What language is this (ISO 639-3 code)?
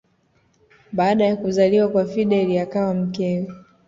swa